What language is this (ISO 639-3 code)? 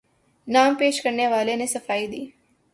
urd